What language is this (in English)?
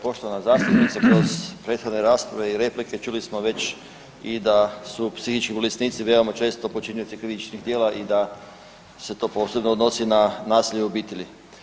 Croatian